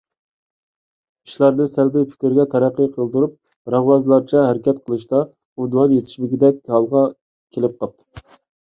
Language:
Uyghur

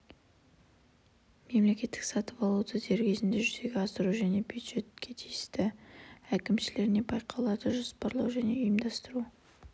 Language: Kazakh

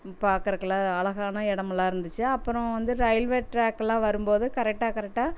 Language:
Tamil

